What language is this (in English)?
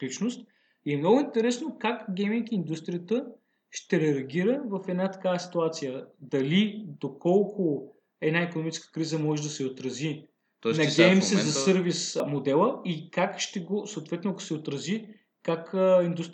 Bulgarian